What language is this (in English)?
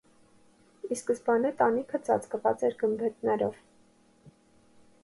Armenian